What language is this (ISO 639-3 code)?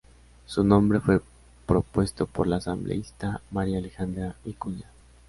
spa